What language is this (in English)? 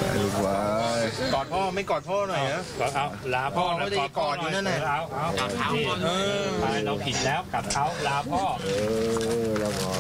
Thai